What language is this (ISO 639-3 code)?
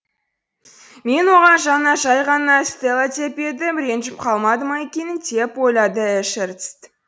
kaz